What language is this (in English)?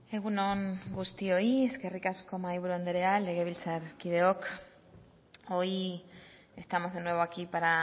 Basque